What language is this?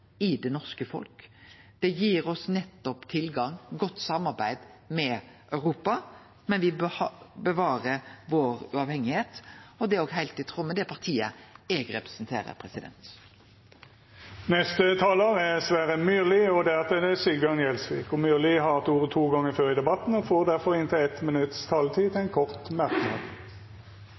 Norwegian Nynorsk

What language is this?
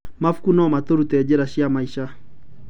Kikuyu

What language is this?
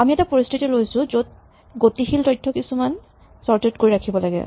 Assamese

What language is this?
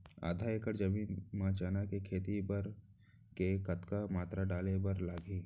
Chhattisgarhi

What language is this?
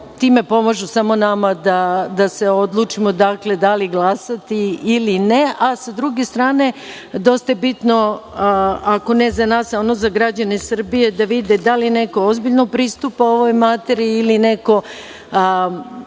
Serbian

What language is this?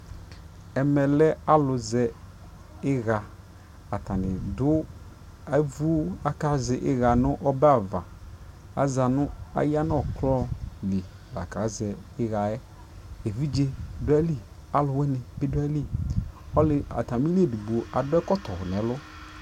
Ikposo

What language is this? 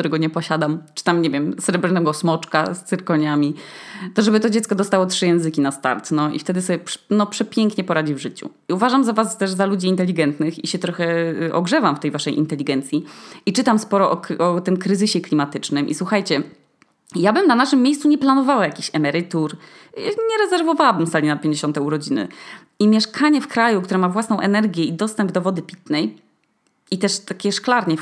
Polish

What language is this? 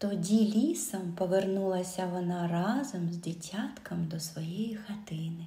Ukrainian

